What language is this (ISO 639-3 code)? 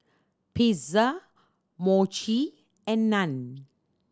eng